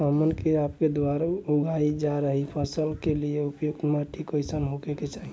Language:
Bhojpuri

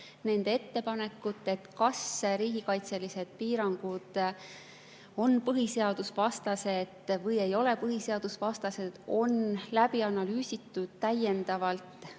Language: Estonian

